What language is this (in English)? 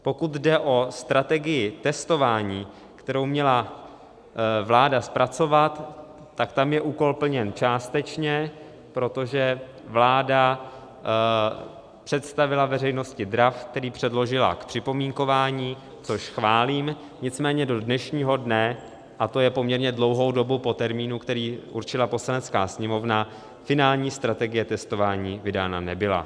Czech